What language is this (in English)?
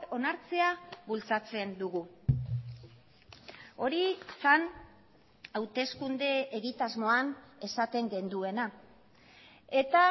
Basque